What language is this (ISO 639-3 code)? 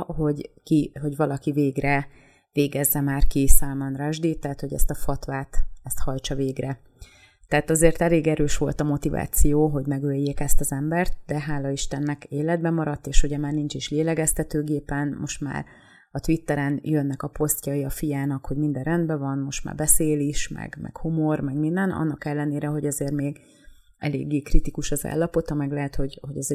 hun